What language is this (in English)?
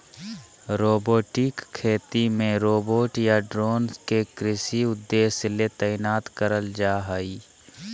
Magahi